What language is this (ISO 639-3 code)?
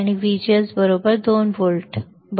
mar